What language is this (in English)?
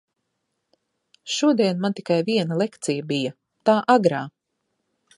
Latvian